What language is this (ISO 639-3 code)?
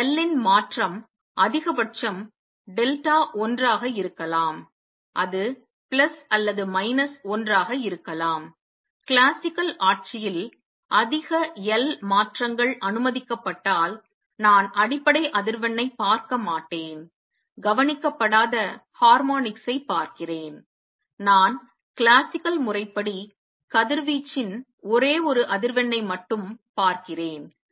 tam